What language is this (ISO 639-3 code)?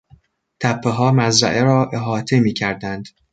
fas